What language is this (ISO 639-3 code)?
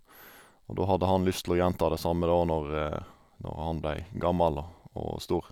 nor